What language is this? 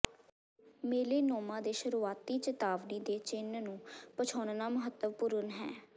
Punjabi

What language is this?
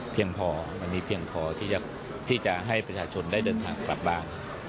Thai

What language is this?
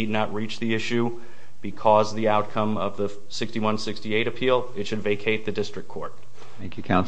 English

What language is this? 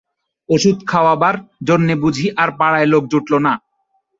Bangla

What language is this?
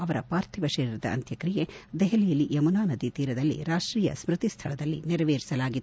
Kannada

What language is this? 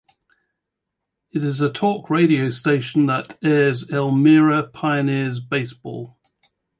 English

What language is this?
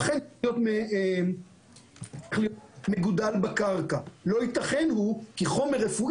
Hebrew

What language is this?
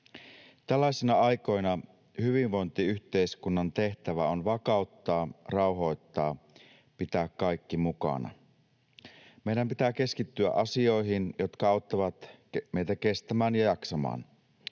Finnish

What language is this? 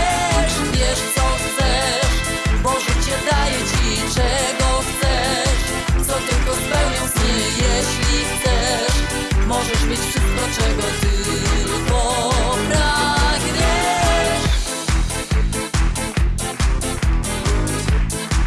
Polish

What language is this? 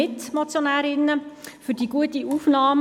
Swiss German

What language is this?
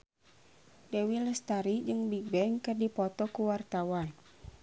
Sundanese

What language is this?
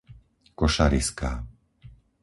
Slovak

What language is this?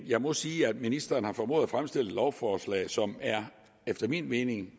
Danish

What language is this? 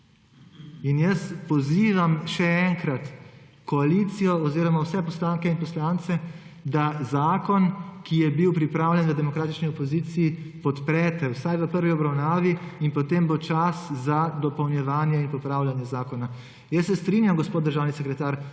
Slovenian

